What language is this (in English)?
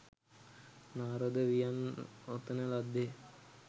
Sinhala